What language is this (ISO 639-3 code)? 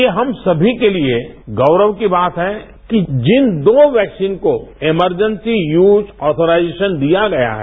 hin